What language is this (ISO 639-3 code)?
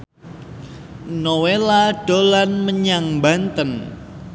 jav